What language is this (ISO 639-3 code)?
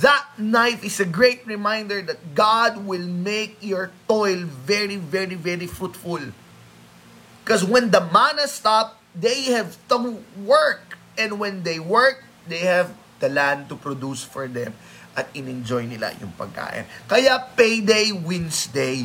fil